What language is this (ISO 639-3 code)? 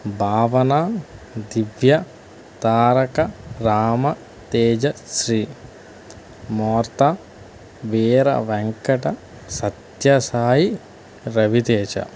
tel